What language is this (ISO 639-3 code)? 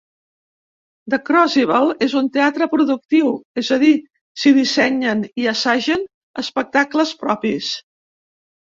cat